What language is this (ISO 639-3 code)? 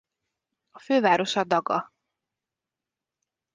hun